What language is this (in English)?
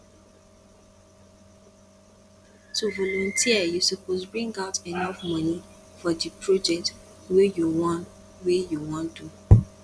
Nigerian Pidgin